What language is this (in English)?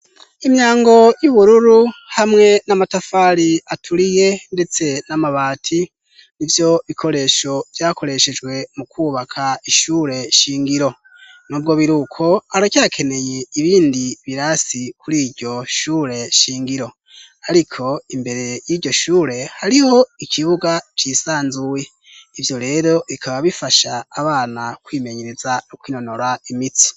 Rundi